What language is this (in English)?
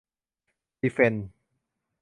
Thai